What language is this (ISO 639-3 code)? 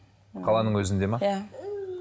kaz